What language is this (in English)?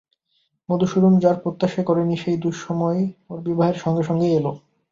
Bangla